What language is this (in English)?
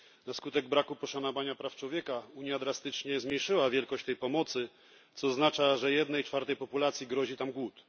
Polish